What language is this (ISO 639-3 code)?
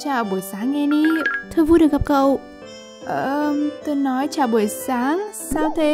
vie